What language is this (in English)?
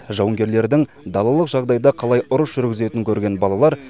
Kazakh